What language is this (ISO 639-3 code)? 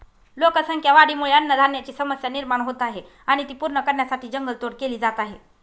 mar